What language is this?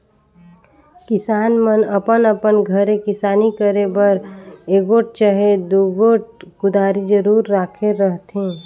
Chhattisgarhi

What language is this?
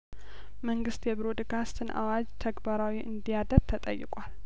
Amharic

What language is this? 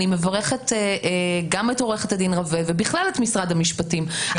Hebrew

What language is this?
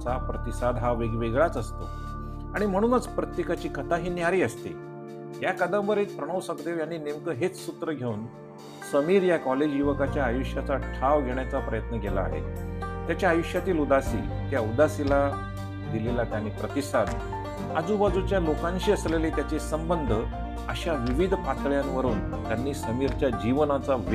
Marathi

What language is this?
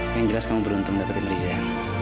Indonesian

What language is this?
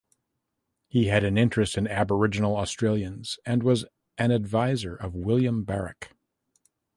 English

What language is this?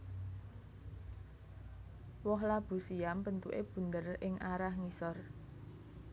Javanese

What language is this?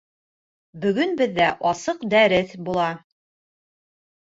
Bashkir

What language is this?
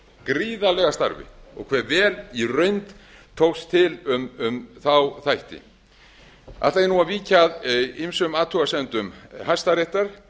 Icelandic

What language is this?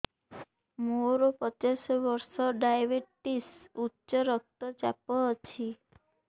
Odia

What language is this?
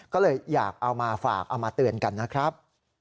Thai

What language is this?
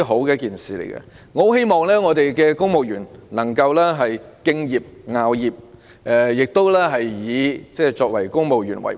Cantonese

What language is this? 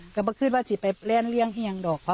Thai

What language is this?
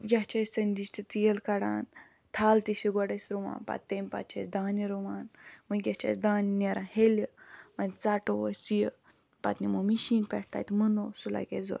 Kashmiri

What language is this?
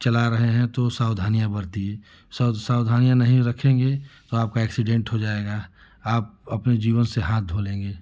Hindi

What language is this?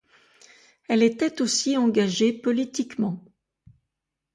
French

